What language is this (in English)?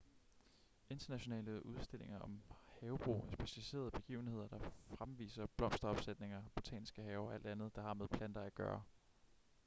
Danish